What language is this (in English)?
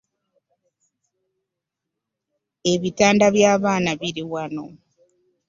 Ganda